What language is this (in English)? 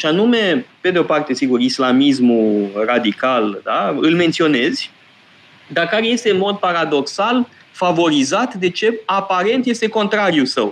Romanian